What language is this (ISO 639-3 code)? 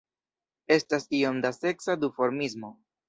epo